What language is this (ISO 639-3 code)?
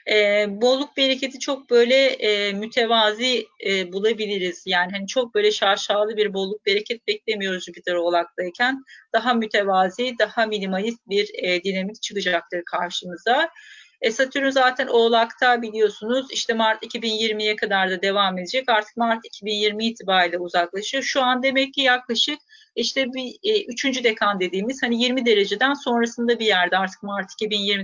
tur